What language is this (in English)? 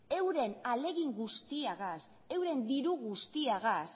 Basque